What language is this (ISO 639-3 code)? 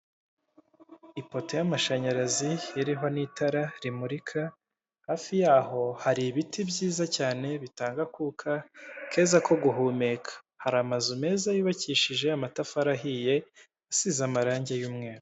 kin